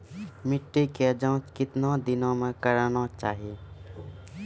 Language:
Maithili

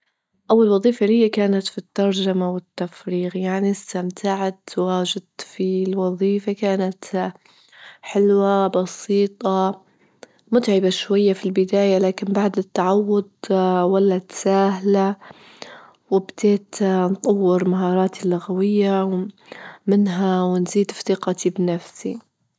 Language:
Libyan Arabic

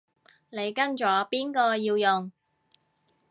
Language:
Cantonese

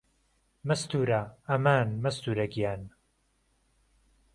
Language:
Central Kurdish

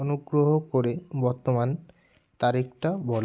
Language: Bangla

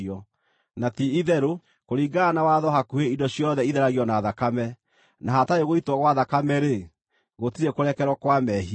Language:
Kikuyu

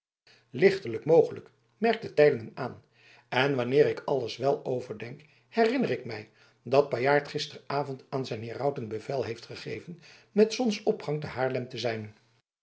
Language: Dutch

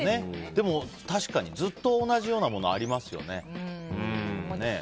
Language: Japanese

